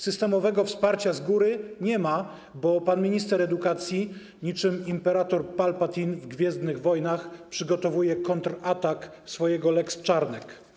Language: Polish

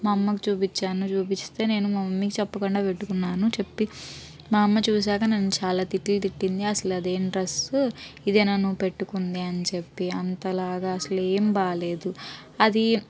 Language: Telugu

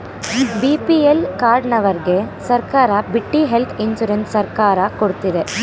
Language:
Kannada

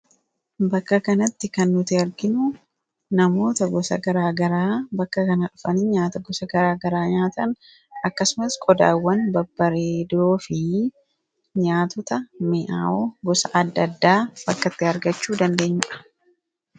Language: Oromo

